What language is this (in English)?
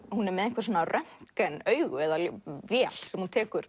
Icelandic